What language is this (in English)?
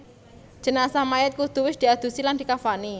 Javanese